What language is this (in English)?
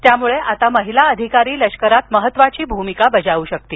Marathi